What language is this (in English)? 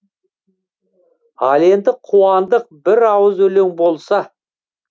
Kazakh